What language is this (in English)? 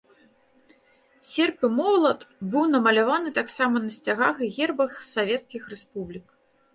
Belarusian